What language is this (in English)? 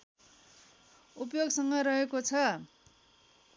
Nepali